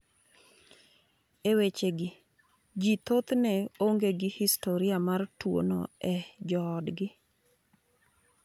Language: Luo (Kenya and Tanzania)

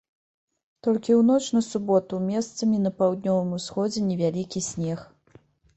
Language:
Belarusian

